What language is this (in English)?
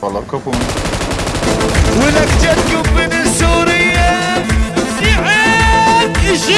Arabic